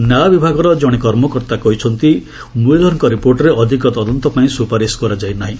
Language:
Odia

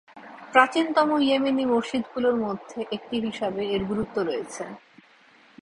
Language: Bangla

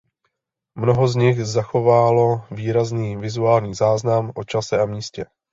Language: Czech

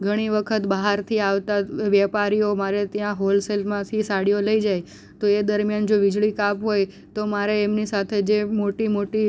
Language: Gujarati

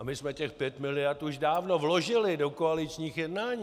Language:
Czech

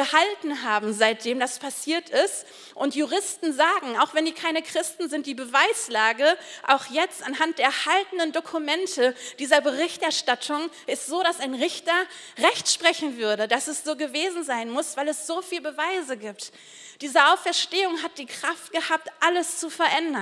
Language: German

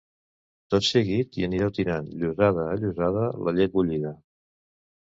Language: Catalan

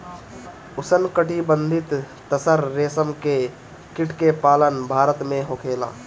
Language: Bhojpuri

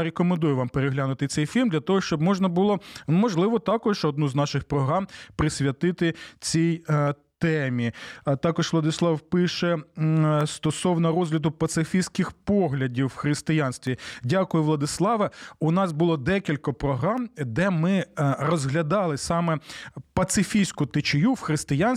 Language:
Ukrainian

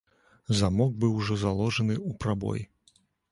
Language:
Belarusian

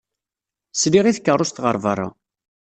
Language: Kabyle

